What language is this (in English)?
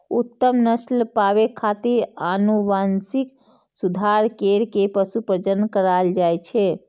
Maithili